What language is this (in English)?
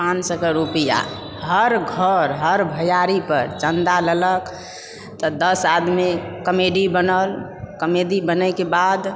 Maithili